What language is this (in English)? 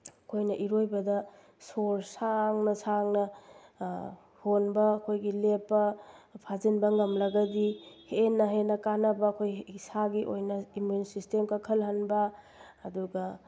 Manipuri